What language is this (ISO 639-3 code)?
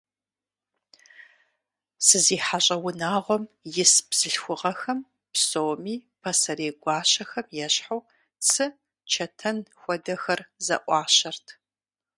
kbd